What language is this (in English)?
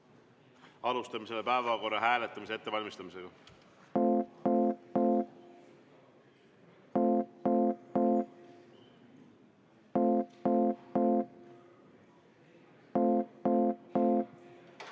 Estonian